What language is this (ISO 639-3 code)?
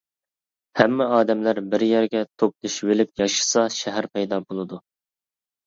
uig